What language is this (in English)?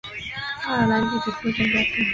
Chinese